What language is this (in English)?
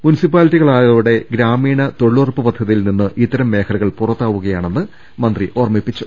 Malayalam